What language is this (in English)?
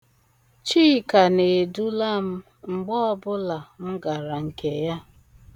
Igbo